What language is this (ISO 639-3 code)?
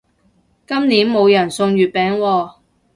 yue